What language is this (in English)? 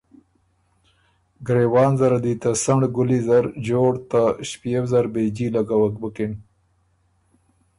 Ormuri